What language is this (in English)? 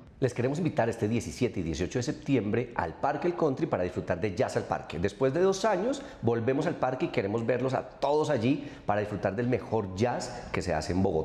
Spanish